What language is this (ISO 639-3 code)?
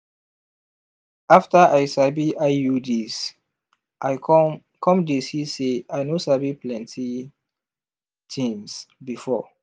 pcm